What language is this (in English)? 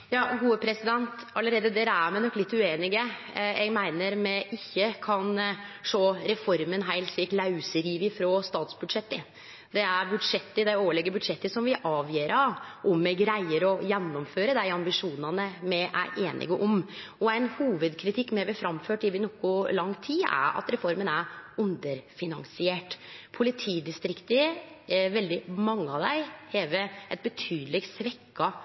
Norwegian Nynorsk